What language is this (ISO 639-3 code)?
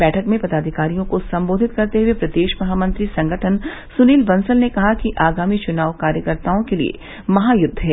hin